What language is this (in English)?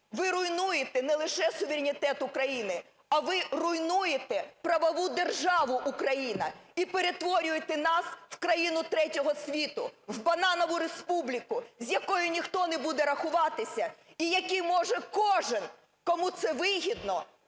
Ukrainian